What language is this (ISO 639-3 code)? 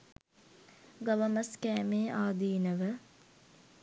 sin